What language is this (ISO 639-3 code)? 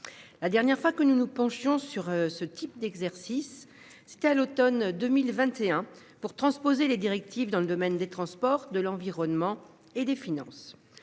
fra